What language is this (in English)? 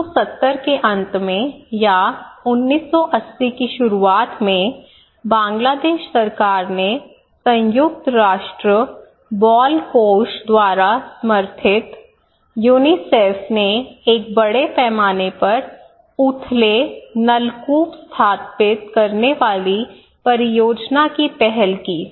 Hindi